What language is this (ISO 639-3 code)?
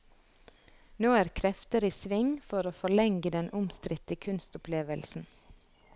nor